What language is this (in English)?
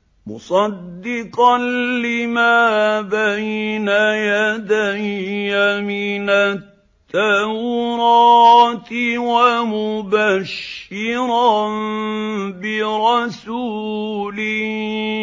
Arabic